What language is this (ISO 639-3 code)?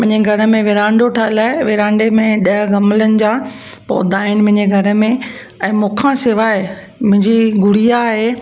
snd